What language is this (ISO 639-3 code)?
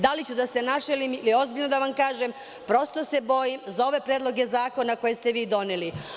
srp